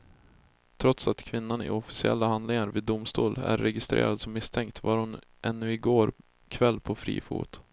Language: Swedish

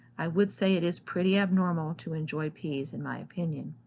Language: English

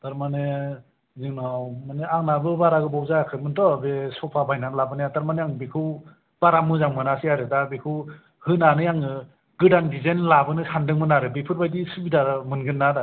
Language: Bodo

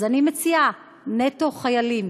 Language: Hebrew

